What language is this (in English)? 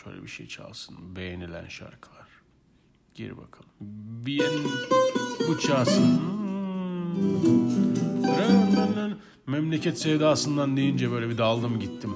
Turkish